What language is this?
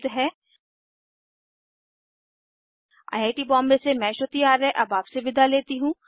Hindi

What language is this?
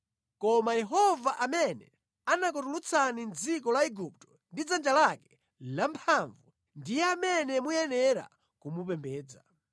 Nyanja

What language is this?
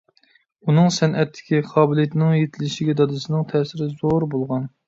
Uyghur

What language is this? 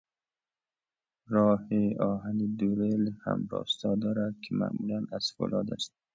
Persian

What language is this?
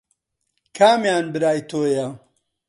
Central Kurdish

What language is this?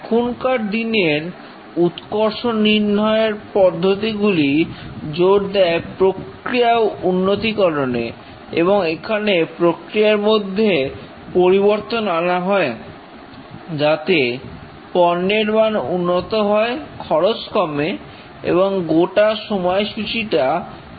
Bangla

